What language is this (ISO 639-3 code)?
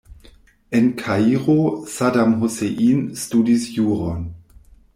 epo